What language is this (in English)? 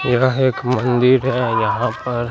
Hindi